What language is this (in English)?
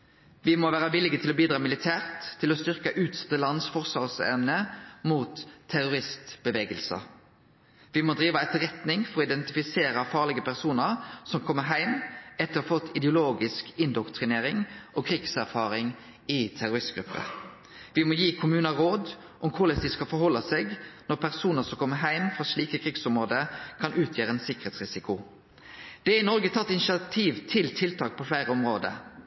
Norwegian Nynorsk